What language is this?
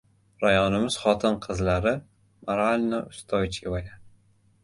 Uzbek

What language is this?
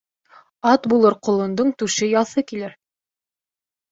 Bashkir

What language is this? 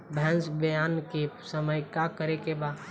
Bhojpuri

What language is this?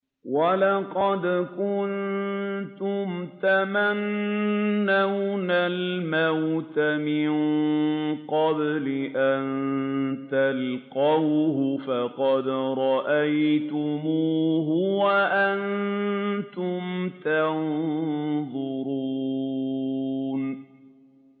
Arabic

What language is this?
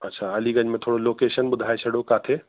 Sindhi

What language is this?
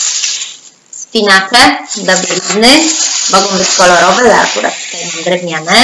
Polish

